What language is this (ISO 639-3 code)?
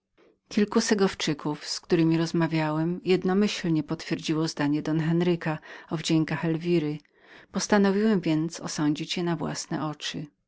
pol